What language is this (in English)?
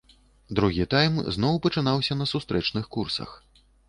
Belarusian